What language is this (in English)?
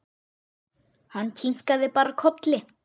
Icelandic